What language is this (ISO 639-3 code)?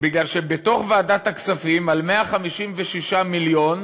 heb